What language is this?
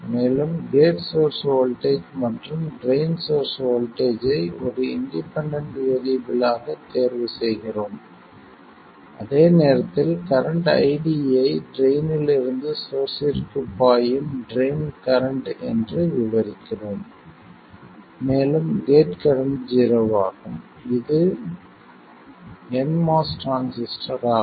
Tamil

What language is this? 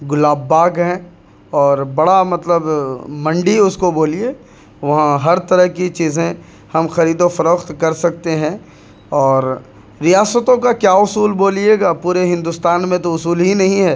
Urdu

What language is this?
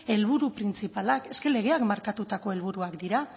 Basque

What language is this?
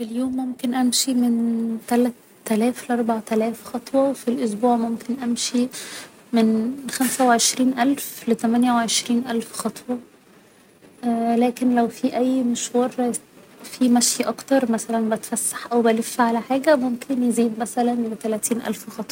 Egyptian Arabic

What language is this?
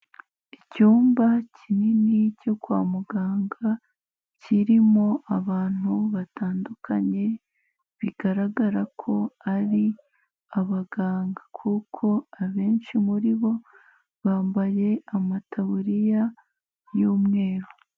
Kinyarwanda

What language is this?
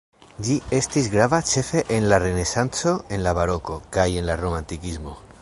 Esperanto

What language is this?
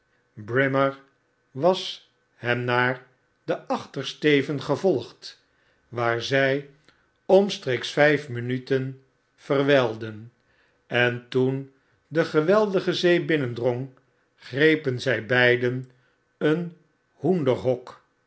Dutch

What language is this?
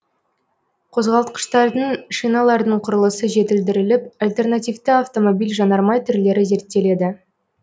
Kazakh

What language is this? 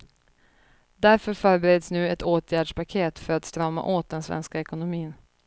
Swedish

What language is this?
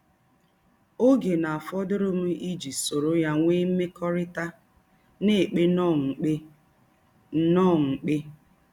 Igbo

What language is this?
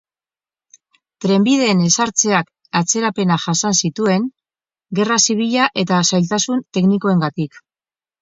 Basque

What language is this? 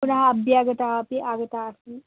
Sanskrit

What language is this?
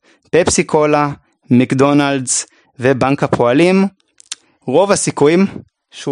Hebrew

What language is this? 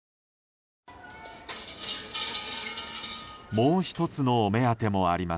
Japanese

